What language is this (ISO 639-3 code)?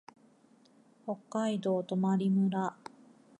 jpn